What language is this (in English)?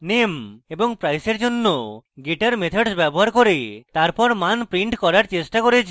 Bangla